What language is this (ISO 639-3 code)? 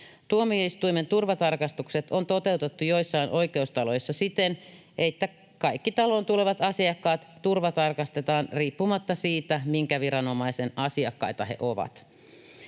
fin